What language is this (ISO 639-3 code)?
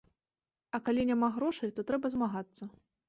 bel